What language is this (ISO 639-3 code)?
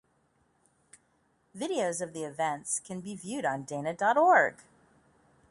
eng